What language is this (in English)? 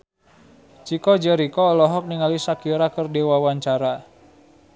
Sundanese